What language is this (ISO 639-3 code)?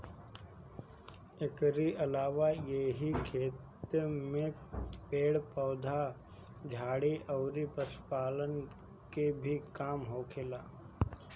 bho